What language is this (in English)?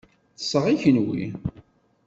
Kabyle